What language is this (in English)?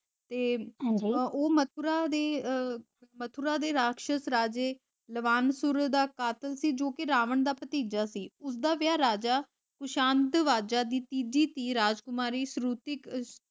Punjabi